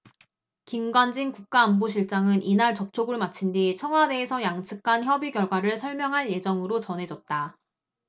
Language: Korean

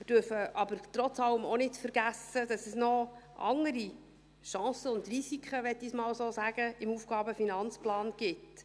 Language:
Swiss German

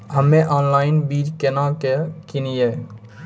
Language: Maithili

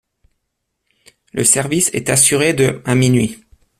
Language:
French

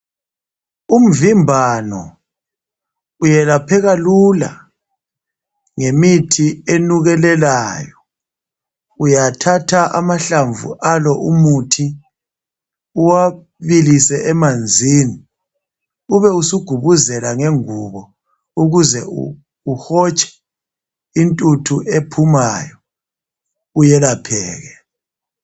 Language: North Ndebele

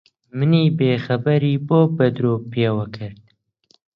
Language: Central Kurdish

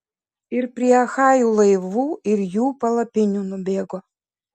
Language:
Lithuanian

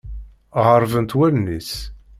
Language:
Kabyle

